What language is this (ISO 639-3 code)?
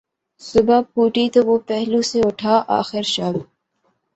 urd